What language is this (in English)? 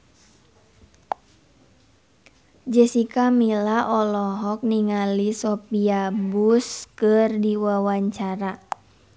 Sundanese